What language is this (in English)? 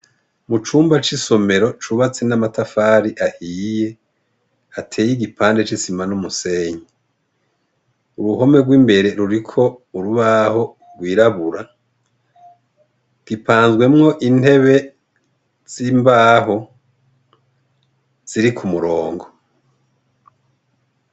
Rundi